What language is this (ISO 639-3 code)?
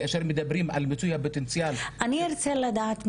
heb